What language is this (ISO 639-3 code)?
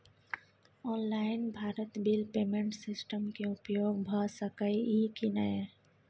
mai